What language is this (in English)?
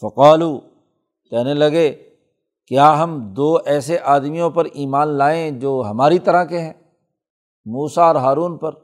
Urdu